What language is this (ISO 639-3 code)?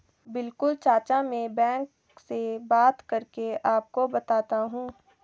hin